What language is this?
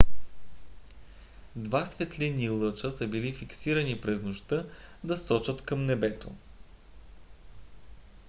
Bulgarian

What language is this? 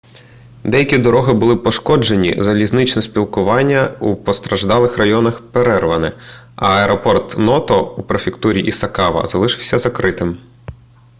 Ukrainian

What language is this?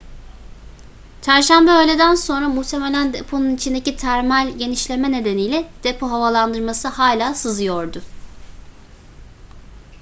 Turkish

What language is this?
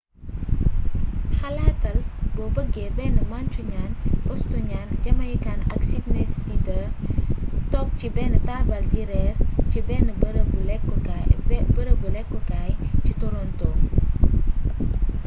Wolof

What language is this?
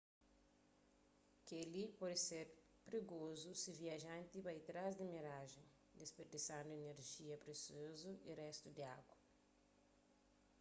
Kabuverdianu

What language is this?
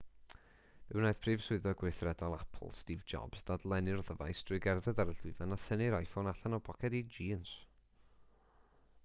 Welsh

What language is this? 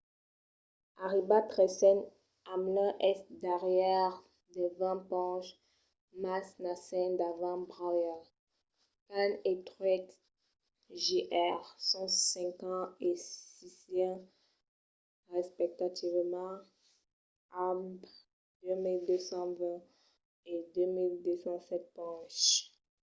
Occitan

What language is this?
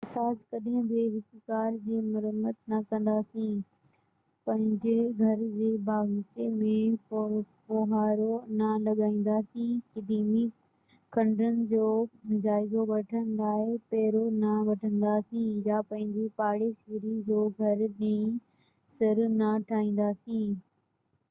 Sindhi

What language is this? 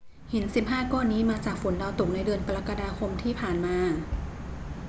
Thai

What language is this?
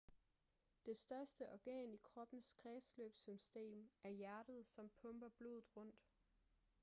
Danish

